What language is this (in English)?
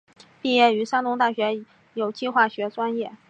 Chinese